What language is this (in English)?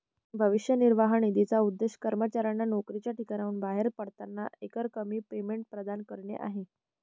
Marathi